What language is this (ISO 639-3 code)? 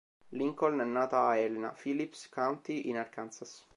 ita